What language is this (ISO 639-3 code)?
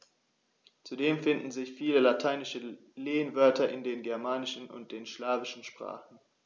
deu